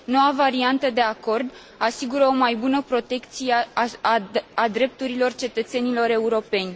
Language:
Romanian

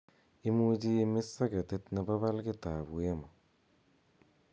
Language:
Kalenjin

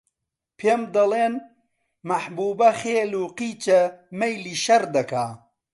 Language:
Central Kurdish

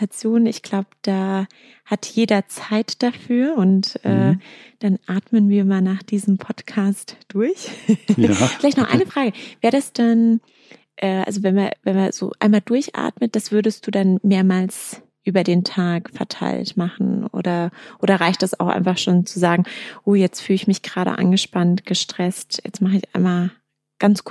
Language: German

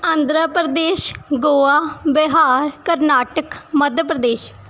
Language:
Punjabi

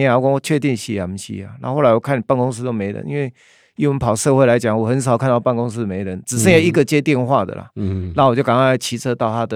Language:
Chinese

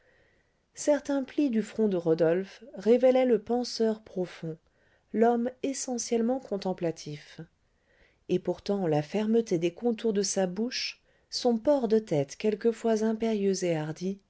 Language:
French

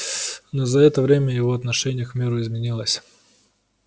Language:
Russian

